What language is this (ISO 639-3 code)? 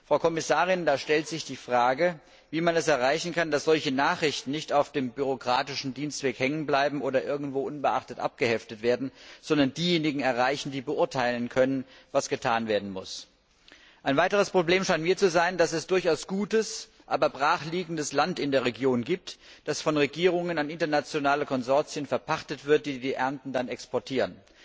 deu